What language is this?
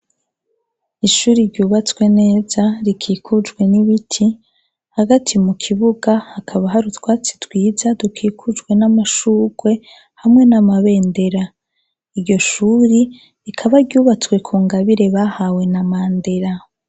Rundi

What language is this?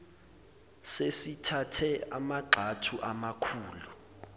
Zulu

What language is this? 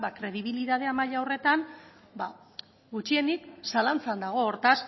Basque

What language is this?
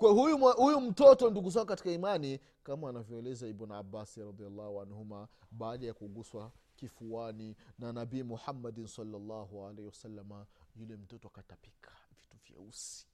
Swahili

